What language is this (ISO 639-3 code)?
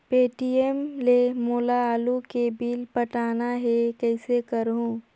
hne